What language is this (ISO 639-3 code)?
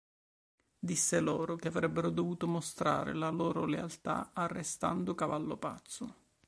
ita